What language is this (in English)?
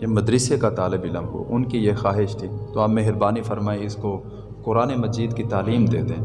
Urdu